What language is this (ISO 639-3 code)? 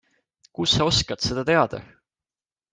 est